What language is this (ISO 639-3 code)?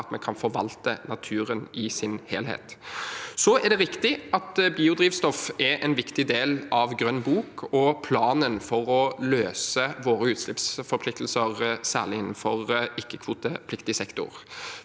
nor